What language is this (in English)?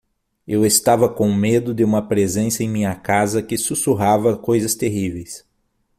Portuguese